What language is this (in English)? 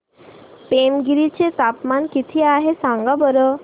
Marathi